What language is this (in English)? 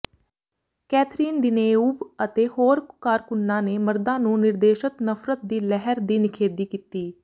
Punjabi